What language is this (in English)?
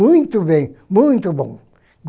Portuguese